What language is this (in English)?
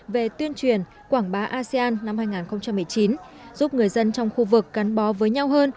Vietnamese